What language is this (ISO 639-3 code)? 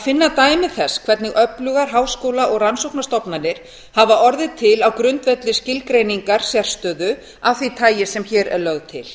isl